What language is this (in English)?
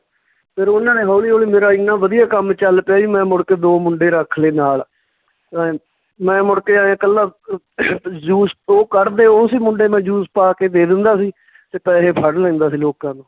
Punjabi